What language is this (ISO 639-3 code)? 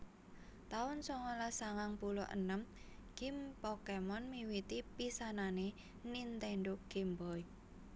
jav